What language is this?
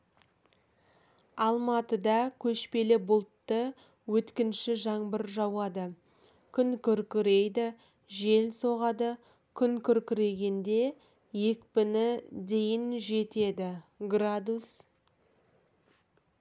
Kazakh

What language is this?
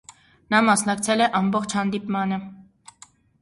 Armenian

